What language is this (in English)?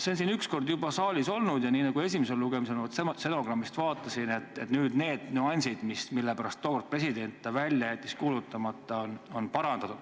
Estonian